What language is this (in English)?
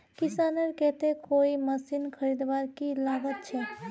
Magahi